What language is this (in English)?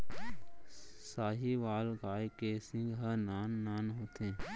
Chhattisgarhi